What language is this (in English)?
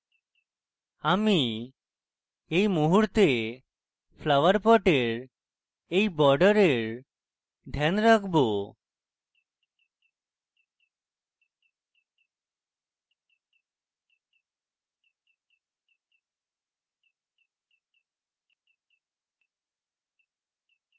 Bangla